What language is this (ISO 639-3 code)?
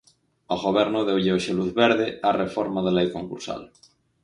glg